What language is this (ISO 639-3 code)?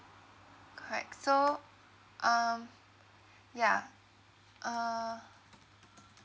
eng